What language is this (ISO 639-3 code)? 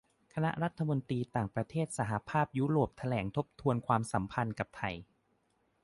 tha